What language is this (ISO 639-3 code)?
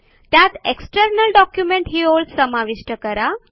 mar